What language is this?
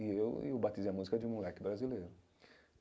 Portuguese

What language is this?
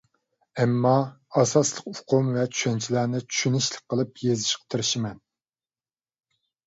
Uyghur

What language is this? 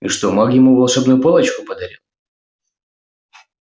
Russian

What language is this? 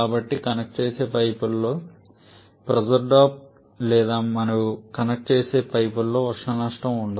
Telugu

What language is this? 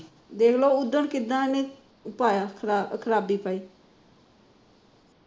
Punjabi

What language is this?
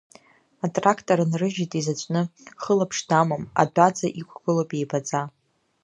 Abkhazian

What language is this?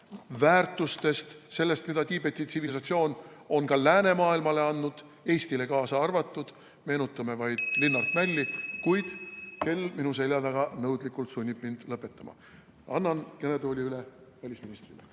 Estonian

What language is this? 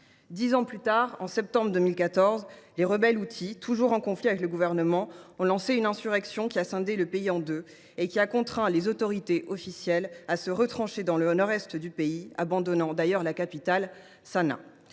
French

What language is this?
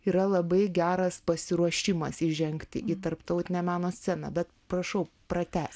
Lithuanian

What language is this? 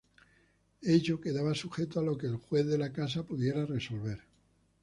Spanish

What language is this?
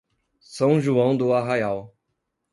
Portuguese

